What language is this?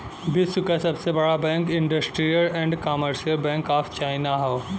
Bhojpuri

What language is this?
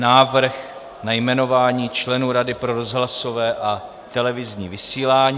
Czech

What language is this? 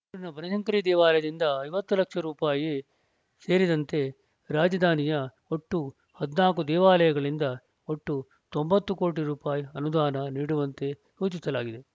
Kannada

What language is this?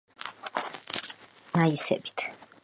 Georgian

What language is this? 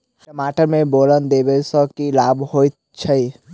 Maithili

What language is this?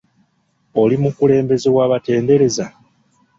Ganda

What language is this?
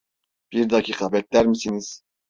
Turkish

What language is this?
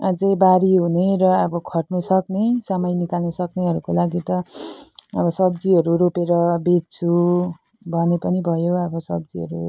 Nepali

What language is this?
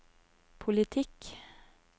Norwegian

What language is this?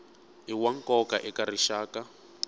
Tsonga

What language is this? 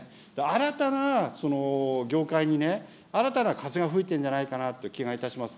Japanese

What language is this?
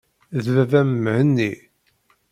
Kabyle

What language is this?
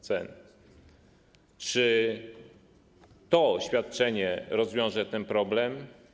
Polish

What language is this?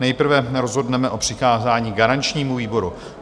Czech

